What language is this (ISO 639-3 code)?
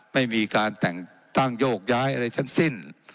tha